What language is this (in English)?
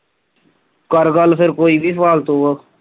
Punjabi